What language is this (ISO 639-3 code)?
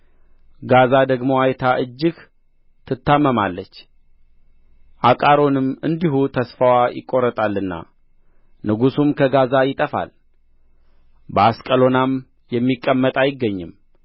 amh